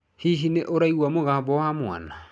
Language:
Kikuyu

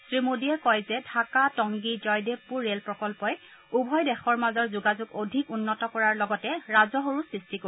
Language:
Assamese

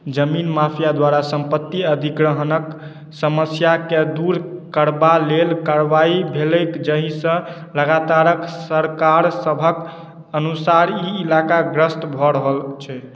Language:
Maithili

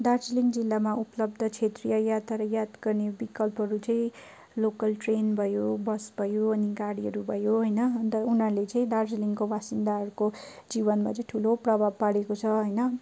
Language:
Nepali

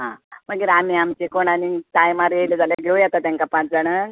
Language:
Konkani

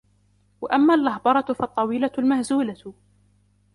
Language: Arabic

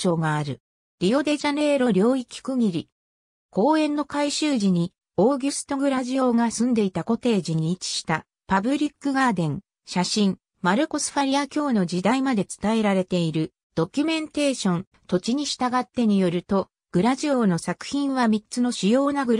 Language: Japanese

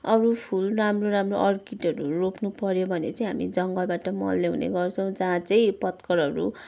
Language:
Nepali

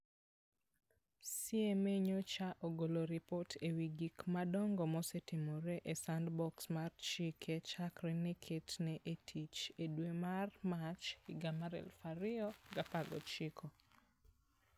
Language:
Luo (Kenya and Tanzania)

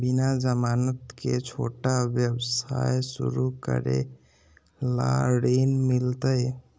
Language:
Magahi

